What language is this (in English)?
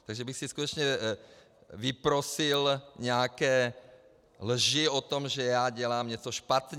Czech